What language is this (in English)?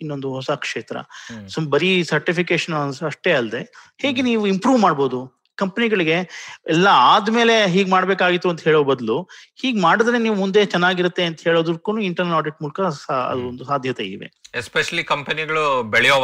Kannada